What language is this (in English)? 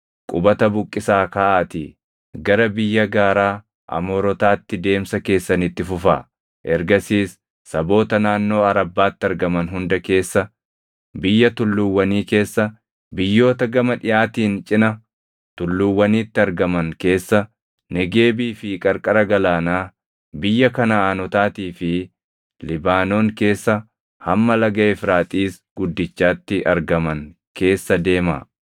Oromo